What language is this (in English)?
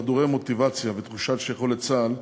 Hebrew